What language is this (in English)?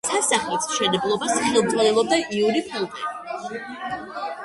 Georgian